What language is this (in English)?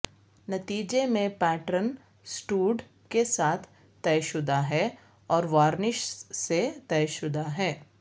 Urdu